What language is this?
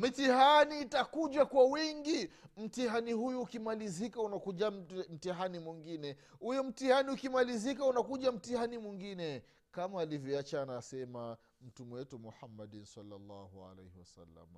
Swahili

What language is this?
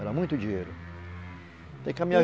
Portuguese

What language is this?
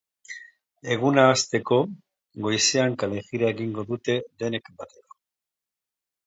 Basque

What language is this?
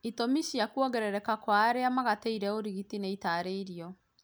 Kikuyu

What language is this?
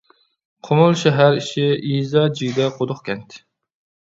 Uyghur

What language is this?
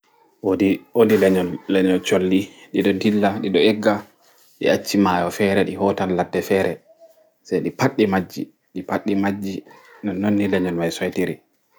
Fula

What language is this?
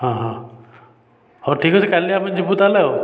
Odia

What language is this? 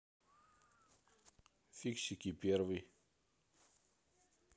Russian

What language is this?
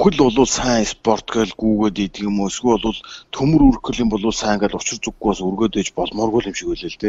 French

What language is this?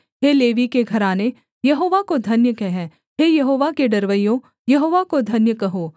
Hindi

